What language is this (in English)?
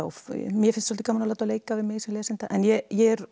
Icelandic